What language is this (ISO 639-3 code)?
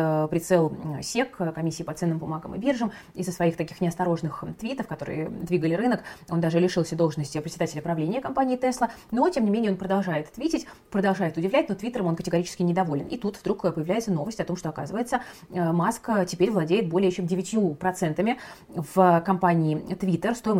rus